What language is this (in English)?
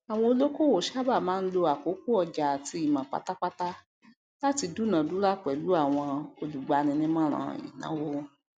Yoruba